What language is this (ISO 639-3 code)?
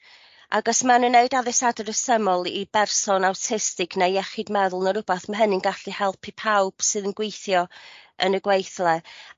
cym